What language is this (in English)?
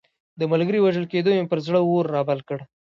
Pashto